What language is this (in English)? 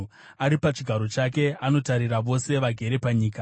Shona